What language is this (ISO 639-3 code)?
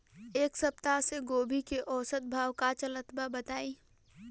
bho